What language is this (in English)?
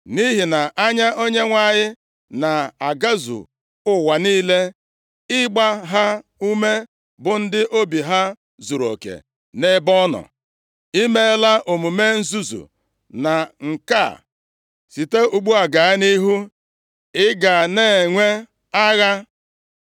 Igbo